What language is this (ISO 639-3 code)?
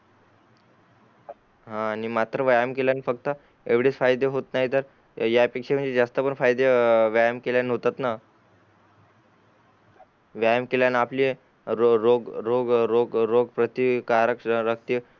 mar